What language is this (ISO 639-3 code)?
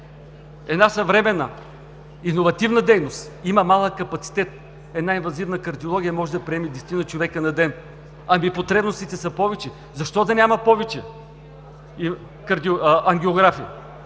bul